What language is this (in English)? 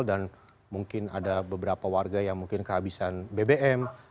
Indonesian